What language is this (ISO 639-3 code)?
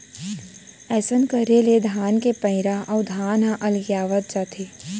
hne